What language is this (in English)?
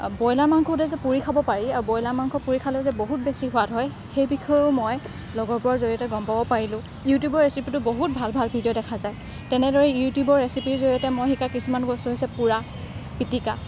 Assamese